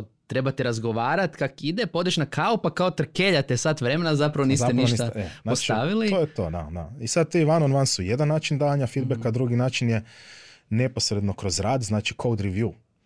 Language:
Croatian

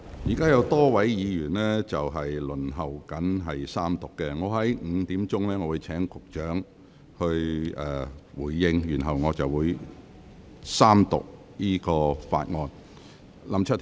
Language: Cantonese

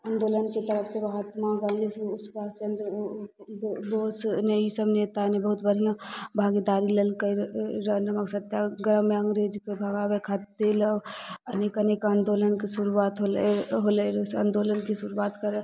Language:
Maithili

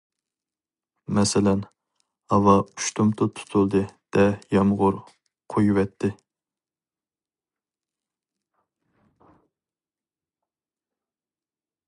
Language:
Uyghur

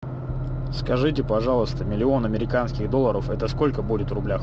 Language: Russian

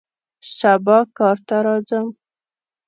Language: Pashto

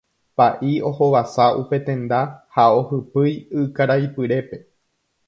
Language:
Guarani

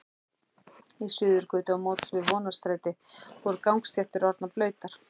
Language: Icelandic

